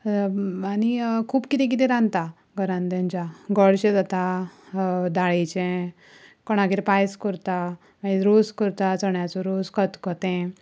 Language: Konkani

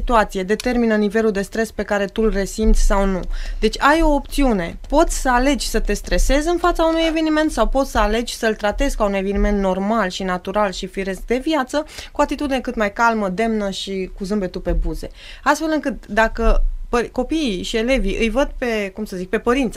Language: Romanian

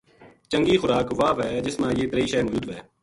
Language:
Gujari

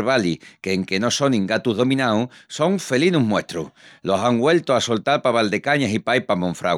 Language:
Extremaduran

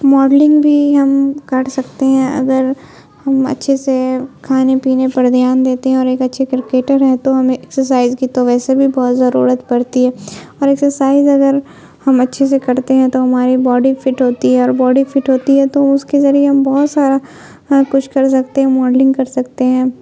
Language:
Urdu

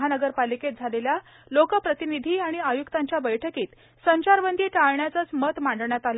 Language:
Marathi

